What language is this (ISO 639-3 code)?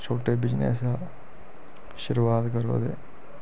doi